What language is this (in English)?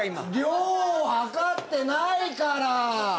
Japanese